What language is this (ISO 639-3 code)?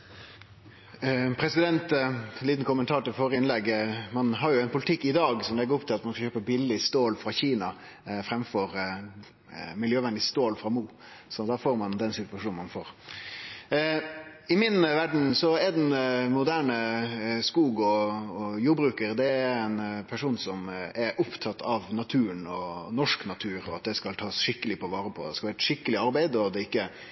nno